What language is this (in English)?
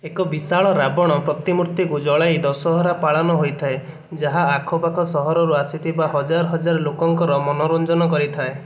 Odia